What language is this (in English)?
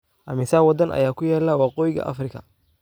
Somali